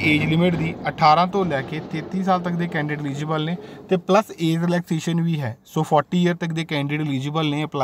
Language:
Hindi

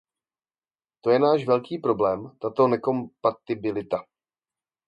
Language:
Czech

